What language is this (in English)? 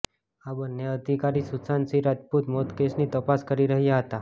Gujarati